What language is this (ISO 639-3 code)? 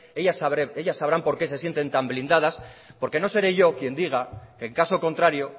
spa